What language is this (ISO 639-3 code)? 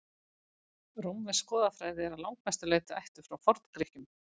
isl